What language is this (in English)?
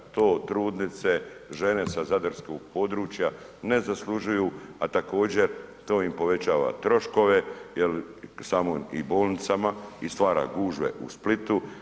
Croatian